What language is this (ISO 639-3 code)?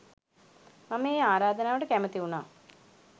sin